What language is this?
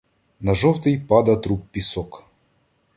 Ukrainian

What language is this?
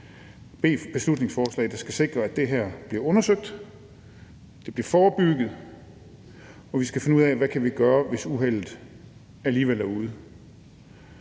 Danish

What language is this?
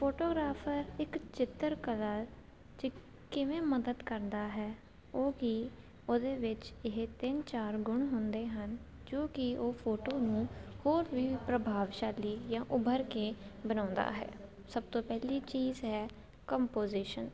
Punjabi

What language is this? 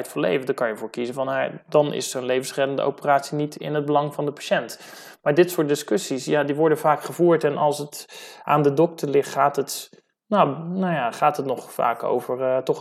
Dutch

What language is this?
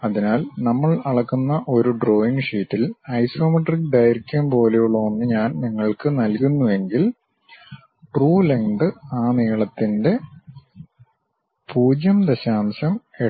Malayalam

